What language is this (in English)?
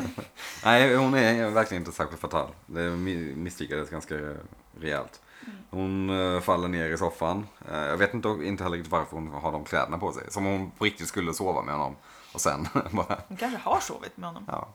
Swedish